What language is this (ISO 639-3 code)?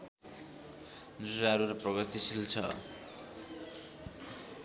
nep